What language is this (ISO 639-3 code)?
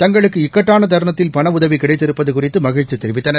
tam